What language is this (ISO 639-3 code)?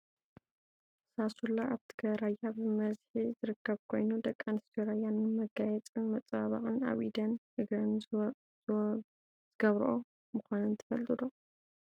tir